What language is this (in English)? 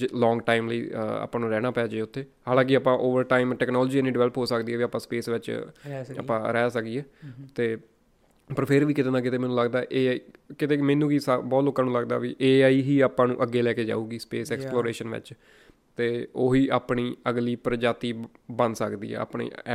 Punjabi